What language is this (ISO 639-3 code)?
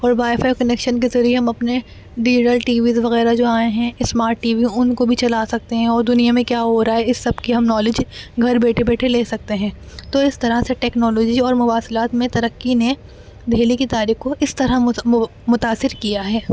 urd